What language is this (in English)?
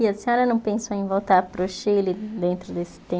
Portuguese